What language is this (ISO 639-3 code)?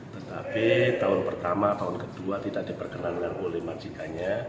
ind